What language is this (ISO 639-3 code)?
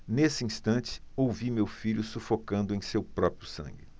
por